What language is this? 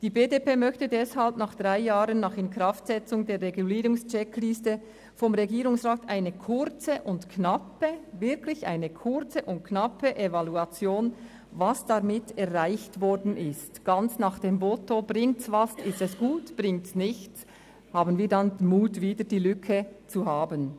Swiss German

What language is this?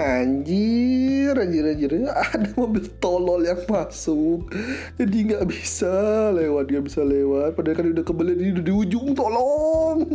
Indonesian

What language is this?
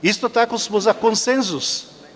Serbian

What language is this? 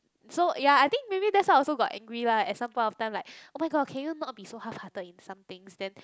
English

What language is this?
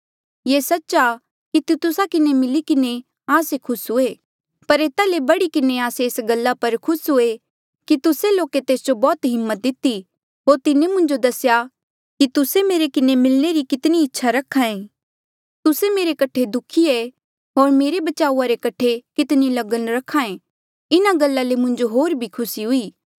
Mandeali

